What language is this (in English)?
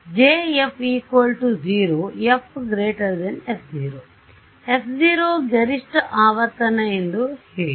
Kannada